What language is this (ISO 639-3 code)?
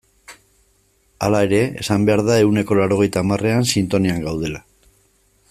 eus